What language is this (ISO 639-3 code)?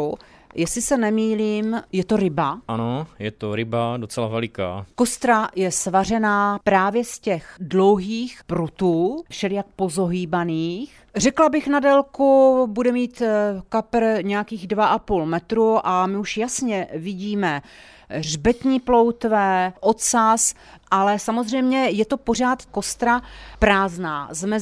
ces